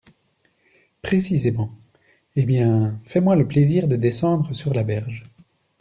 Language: French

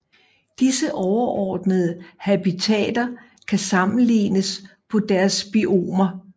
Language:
Danish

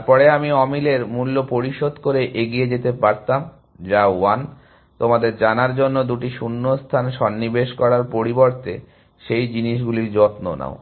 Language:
Bangla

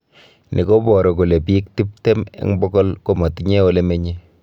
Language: Kalenjin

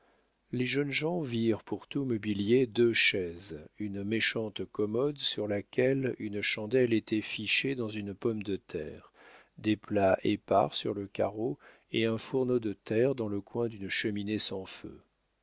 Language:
French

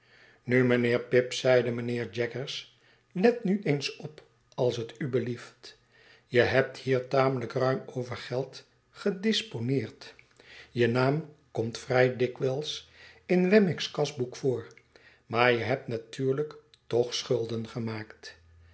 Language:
Dutch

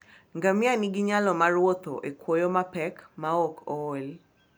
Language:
Luo (Kenya and Tanzania)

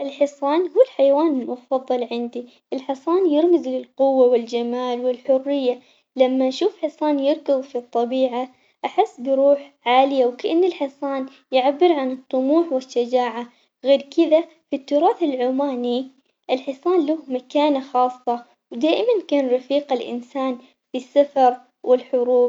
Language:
Omani Arabic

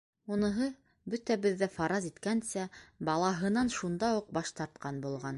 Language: Bashkir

